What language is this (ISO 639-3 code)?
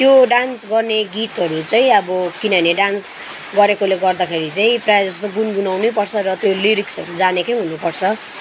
nep